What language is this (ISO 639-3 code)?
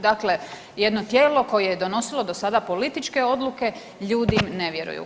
hrv